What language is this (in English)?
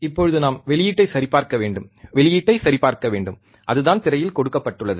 Tamil